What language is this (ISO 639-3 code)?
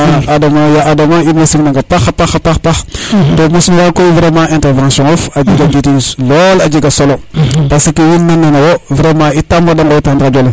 srr